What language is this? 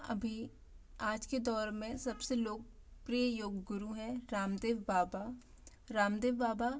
Hindi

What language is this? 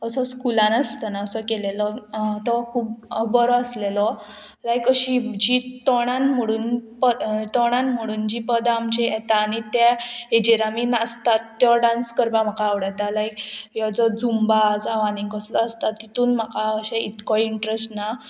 Konkani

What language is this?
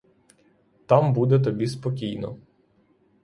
Ukrainian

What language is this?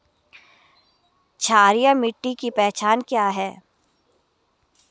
Hindi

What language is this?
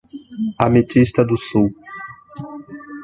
Portuguese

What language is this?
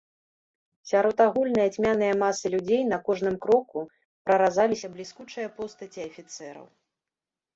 Belarusian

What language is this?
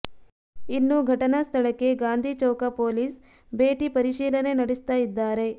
Kannada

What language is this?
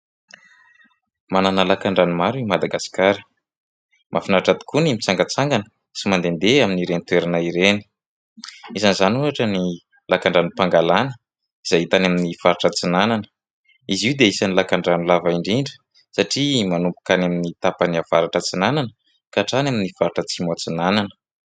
Malagasy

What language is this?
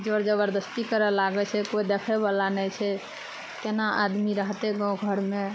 Maithili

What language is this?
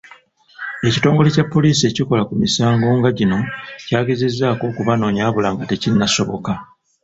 Ganda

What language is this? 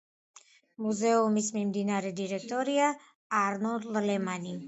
Georgian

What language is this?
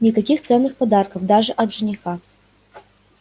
Russian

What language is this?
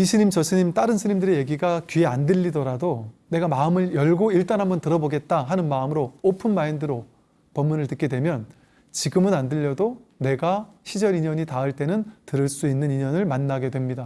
Korean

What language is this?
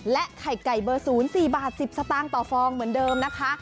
Thai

